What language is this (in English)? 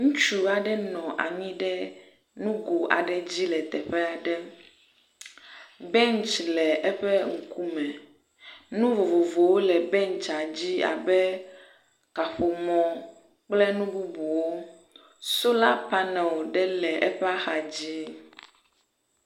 Ewe